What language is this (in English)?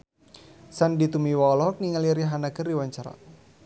Sundanese